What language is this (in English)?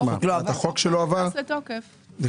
Hebrew